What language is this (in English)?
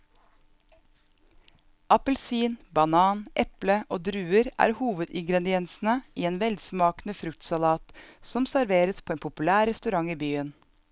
Norwegian